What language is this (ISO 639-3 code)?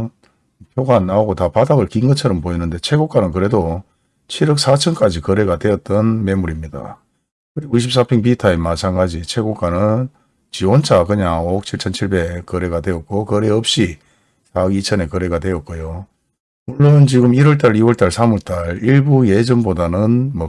kor